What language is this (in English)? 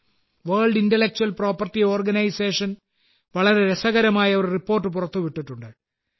Malayalam